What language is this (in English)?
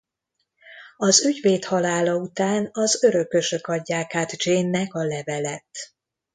Hungarian